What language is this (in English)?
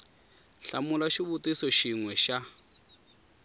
Tsonga